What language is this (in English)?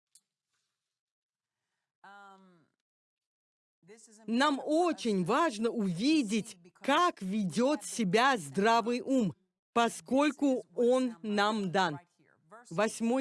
Russian